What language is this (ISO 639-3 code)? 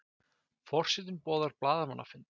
isl